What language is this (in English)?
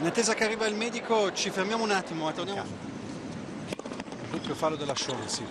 Italian